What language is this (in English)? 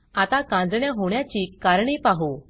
Marathi